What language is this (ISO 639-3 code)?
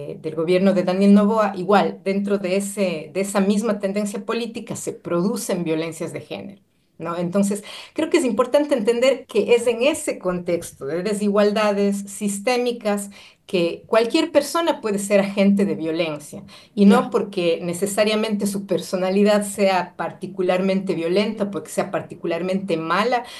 spa